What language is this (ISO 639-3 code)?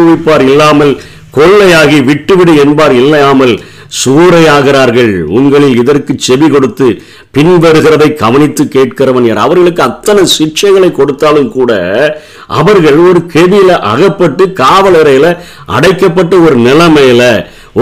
tam